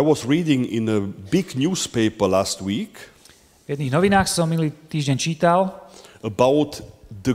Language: Slovak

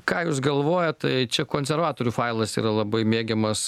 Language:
Lithuanian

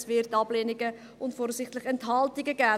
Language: Swiss German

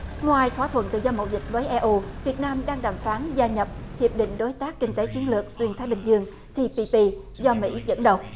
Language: Vietnamese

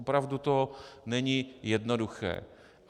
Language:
Czech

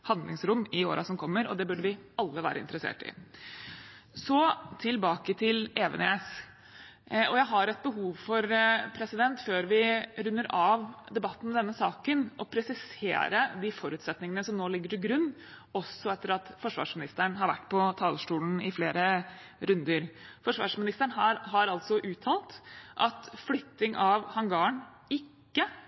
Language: Norwegian Bokmål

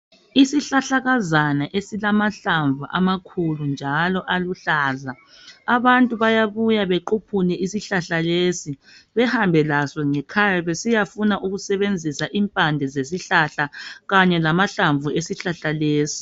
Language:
North Ndebele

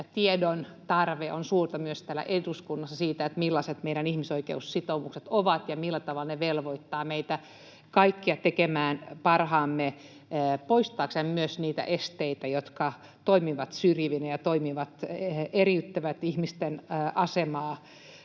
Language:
Finnish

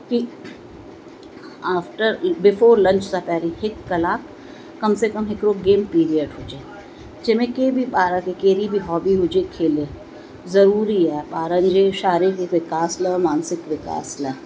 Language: Sindhi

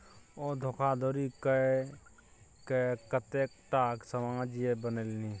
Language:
Maithili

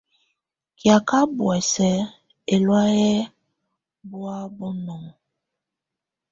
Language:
Tunen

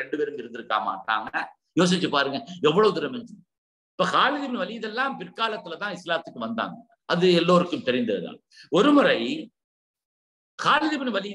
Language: Arabic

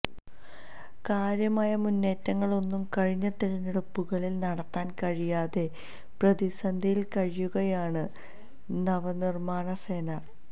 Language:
Malayalam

